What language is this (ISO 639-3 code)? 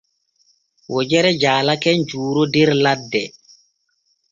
fue